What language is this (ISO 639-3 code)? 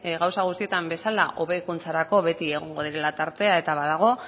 eus